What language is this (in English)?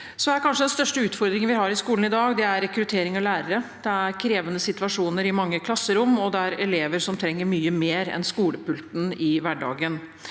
Norwegian